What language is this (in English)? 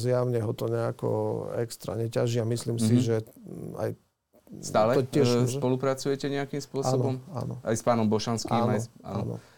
Slovak